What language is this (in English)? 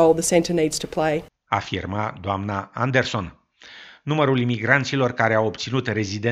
Romanian